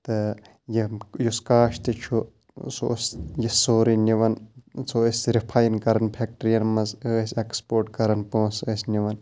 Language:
Kashmiri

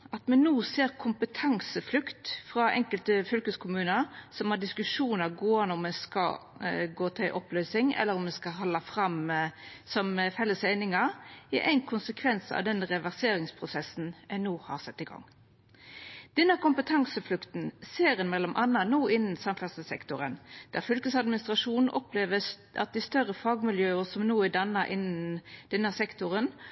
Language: Norwegian Nynorsk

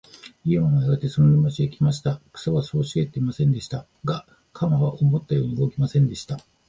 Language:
Japanese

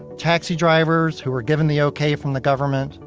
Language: English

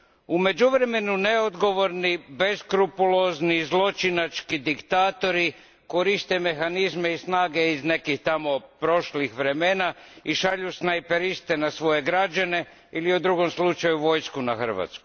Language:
Croatian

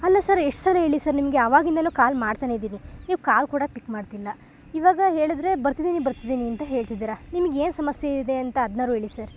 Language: Kannada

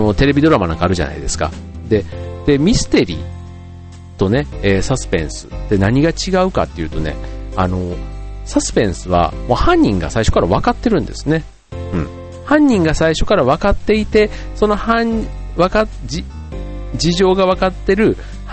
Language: Japanese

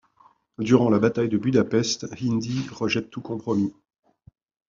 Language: French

